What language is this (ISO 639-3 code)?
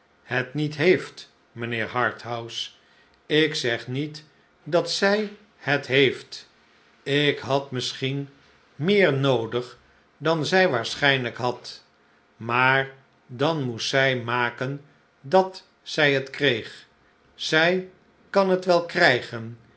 nld